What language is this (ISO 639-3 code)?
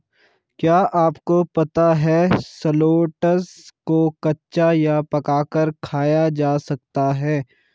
hin